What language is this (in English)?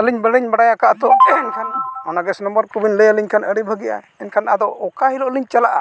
Santali